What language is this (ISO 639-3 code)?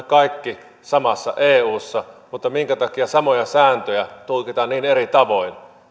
fin